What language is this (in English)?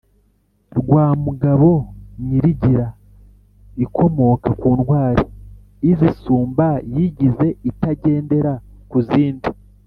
Kinyarwanda